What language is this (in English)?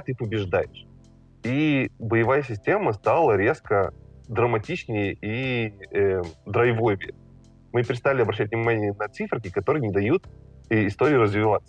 Russian